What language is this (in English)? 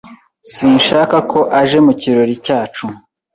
Kinyarwanda